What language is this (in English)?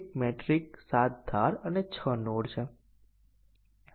Gujarati